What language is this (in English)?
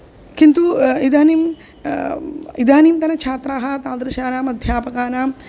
Sanskrit